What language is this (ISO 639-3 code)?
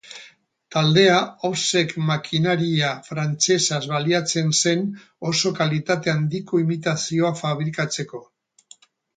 eus